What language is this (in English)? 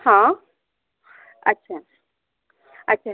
Marathi